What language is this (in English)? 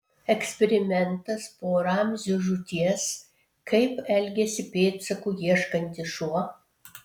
Lithuanian